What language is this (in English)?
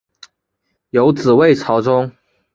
Chinese